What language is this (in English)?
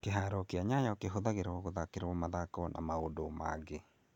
Kikuyu